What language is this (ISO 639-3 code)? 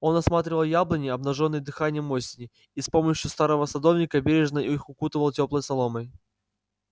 rus